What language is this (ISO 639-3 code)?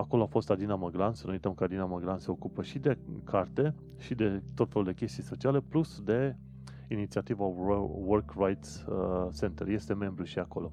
ron